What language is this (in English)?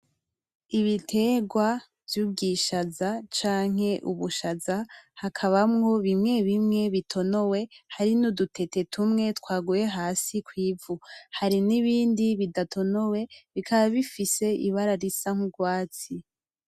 Rundi